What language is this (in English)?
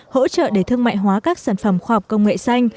Vietnamese